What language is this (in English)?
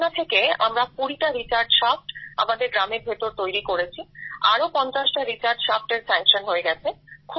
Bangla